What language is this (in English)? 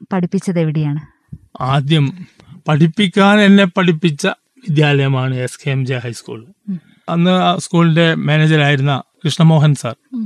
Malayalam